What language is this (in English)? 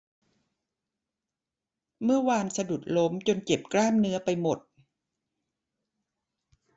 Thai